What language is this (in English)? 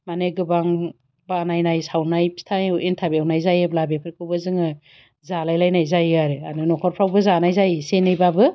Bodo